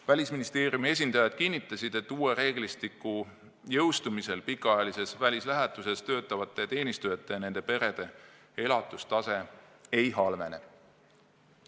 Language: Estonian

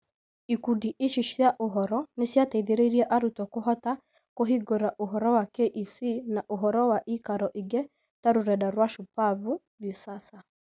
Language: Kikuyu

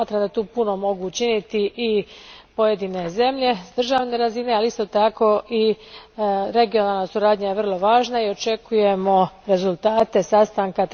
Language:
Croatian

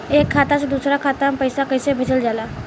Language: Bhojpuri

